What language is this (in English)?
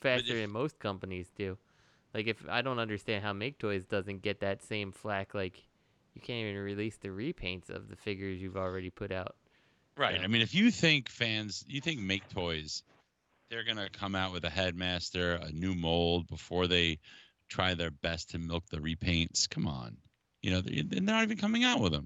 English